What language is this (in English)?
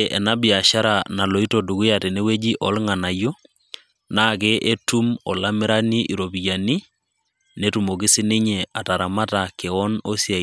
Masai